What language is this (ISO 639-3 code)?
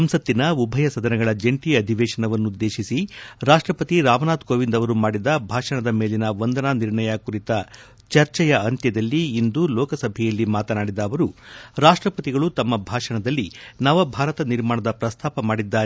kan